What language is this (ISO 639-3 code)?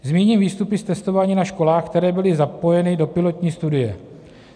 ces